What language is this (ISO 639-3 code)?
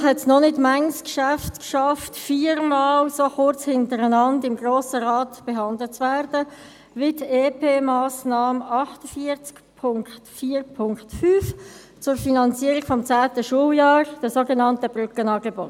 gsw